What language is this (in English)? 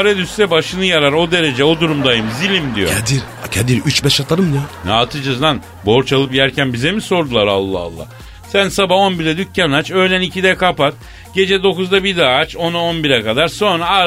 Turkish